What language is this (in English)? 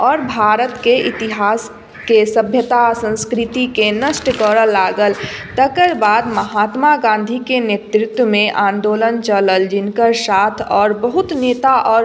Maithili